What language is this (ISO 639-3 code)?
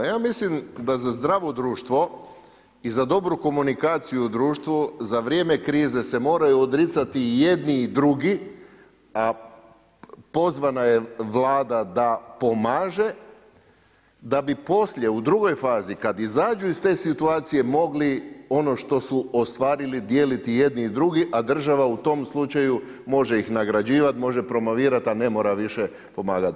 hrv